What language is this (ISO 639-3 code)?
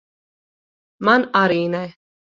lav